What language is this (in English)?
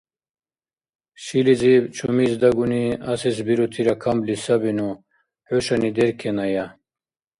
Dargwa